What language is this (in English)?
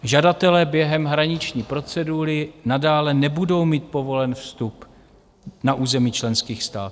Czech